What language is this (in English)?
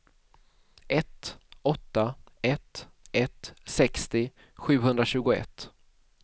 Swedish